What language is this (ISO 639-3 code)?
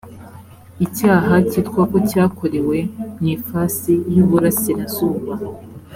kin